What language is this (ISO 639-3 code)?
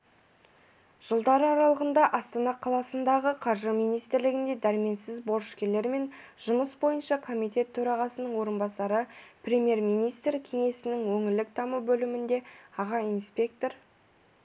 kaz